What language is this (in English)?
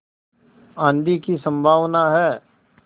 Hindi